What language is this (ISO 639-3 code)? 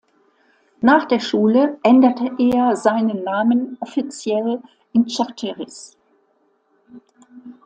deu